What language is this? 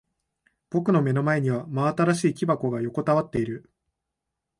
Japanese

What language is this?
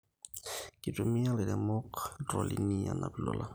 Masai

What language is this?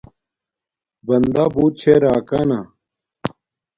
Domaaki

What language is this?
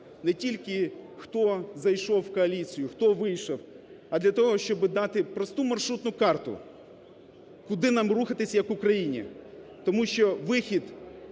Ukrainian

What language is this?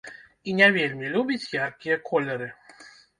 Belarusian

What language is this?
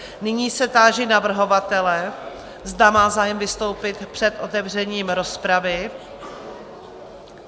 Czech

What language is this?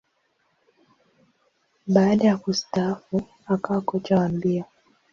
Swahili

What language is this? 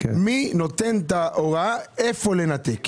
Hebrew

